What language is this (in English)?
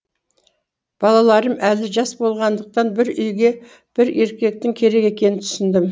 Kazakh